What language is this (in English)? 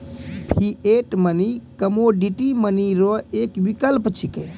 Maithili